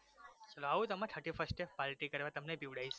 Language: Gujarati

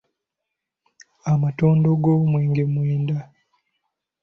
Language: Ganda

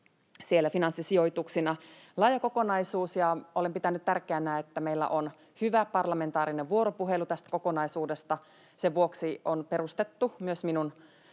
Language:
Finnish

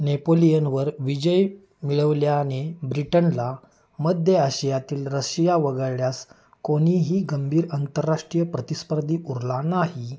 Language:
Marathi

